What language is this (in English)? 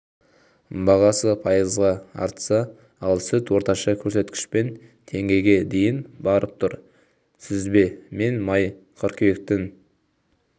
Kazakh